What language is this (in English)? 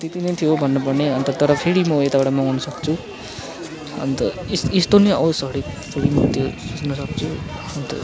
Nepali